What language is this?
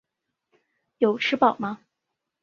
Chinese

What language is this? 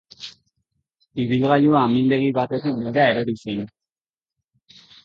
Basque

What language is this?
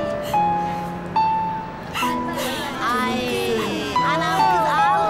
Turkish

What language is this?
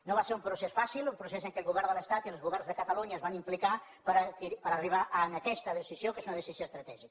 Catalan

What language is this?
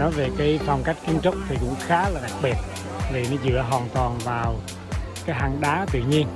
Vietnamese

